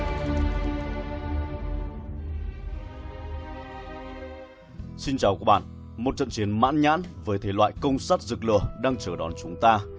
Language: Vietnamese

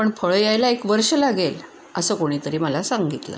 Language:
Marathi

